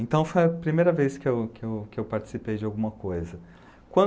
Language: Portuguese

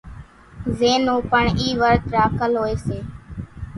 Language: Kachi Koli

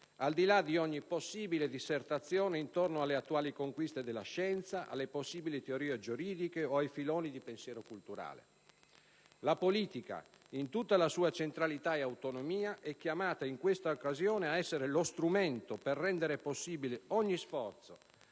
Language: Italian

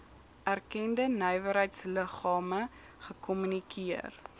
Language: Afrikaans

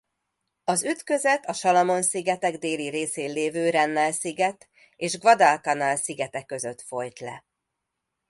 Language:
Hungarian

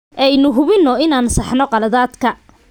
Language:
Somali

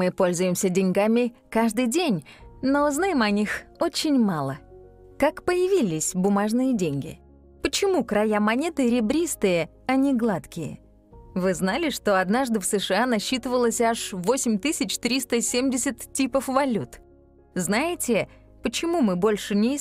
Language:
Russian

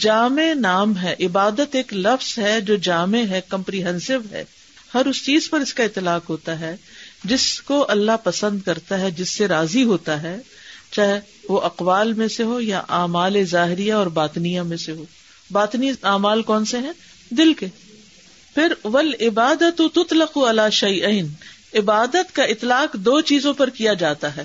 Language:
Urdu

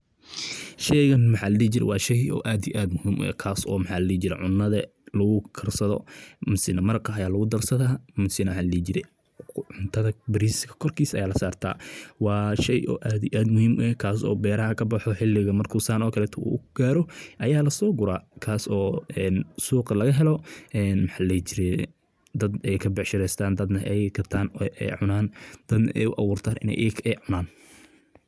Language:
Somali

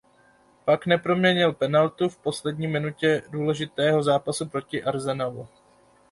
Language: Czech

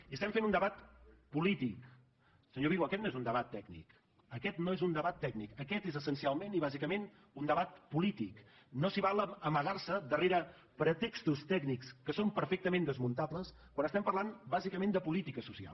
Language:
Catalan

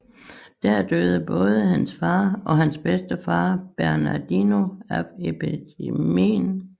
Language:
Danish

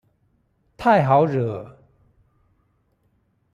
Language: Chinese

